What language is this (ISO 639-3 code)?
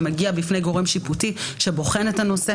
heb